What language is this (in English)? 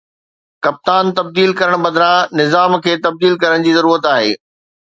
Sindhi